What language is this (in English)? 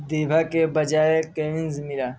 Urdu